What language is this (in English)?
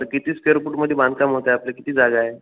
Marathi